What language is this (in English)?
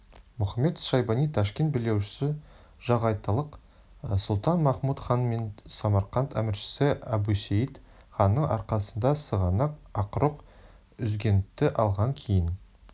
Kazakh